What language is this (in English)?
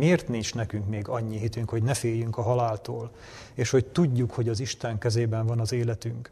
Hungarian